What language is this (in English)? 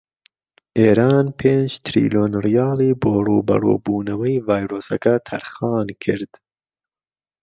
Central Kurdish